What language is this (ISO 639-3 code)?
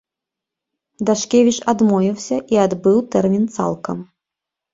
bel